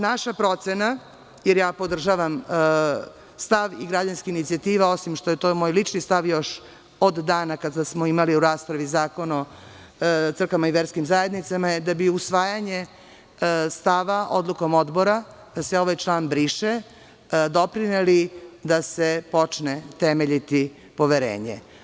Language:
Serbian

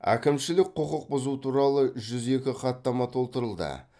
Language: Kazakh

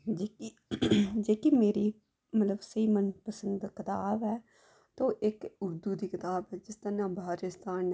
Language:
Dogri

